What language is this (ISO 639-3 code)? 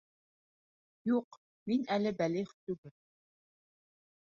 bak